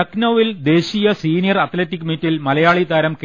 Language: Malayalam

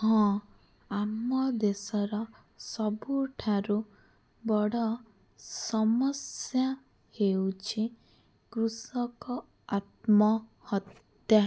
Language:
Odia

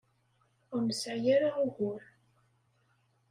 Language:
Kabyle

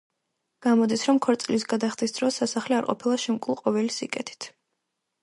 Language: Georgian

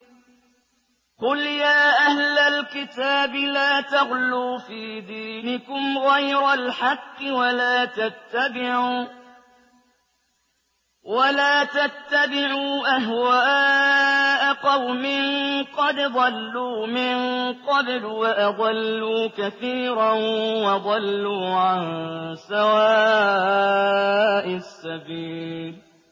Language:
Arabic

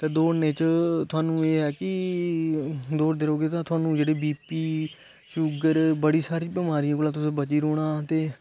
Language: Dogri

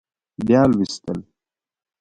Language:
Pashto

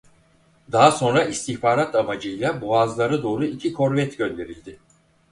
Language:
Turkish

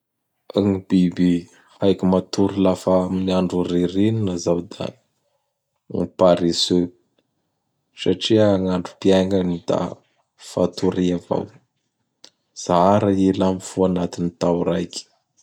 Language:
Bara Malagasy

